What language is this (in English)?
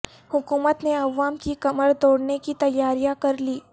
Urdu